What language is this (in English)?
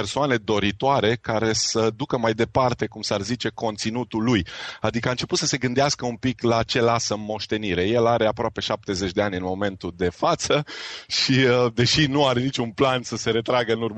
Romanian